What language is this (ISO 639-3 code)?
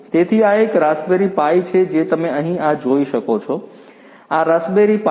guj